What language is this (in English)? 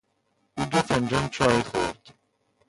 Persian